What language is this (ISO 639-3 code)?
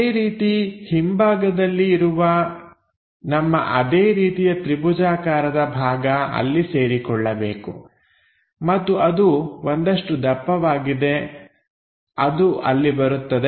kan